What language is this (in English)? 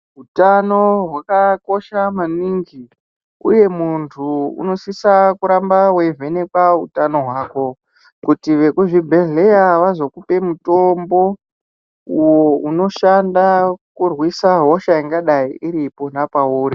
Ndau